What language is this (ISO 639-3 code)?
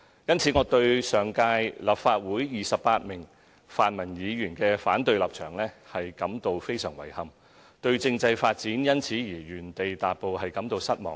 yue